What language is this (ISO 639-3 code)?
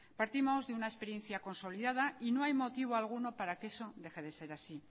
spa